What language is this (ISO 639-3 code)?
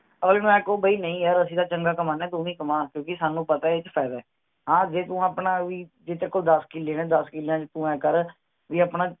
pan